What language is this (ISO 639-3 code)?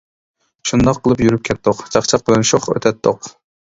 uig